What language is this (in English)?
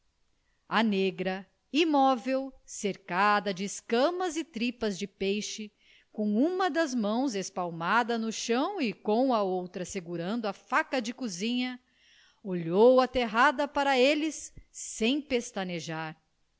Portuguese